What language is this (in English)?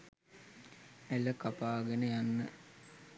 Sinhala